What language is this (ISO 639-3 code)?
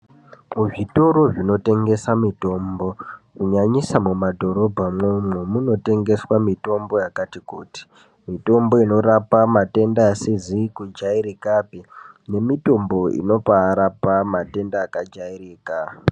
ndc